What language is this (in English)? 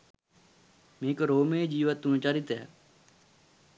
Sinhala